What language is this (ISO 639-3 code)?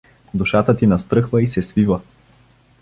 bul